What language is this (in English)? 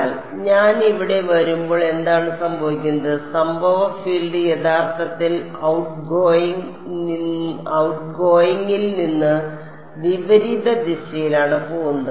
Malayalam